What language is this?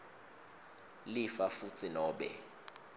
Swati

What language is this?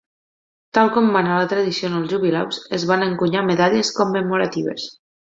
Catalan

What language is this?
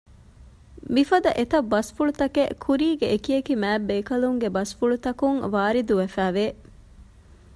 Divehi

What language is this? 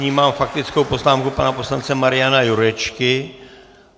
Czech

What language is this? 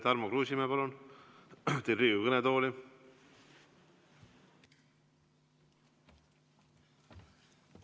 Estonian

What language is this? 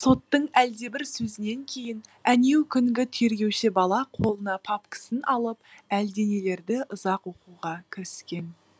Kazakh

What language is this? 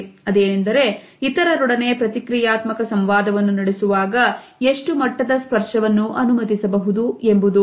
Kannada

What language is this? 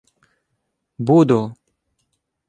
Ukrainian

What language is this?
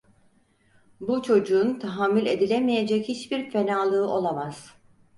Turkish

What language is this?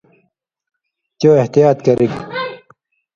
Indus Kohistani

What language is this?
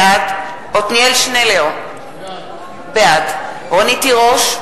Hebrew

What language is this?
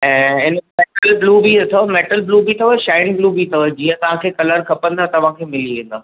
Sindhi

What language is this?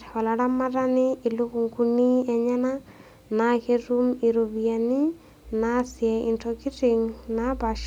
Masai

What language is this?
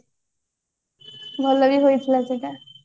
Odia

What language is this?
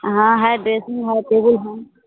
Hindi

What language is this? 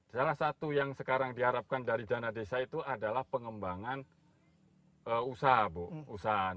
Indonesian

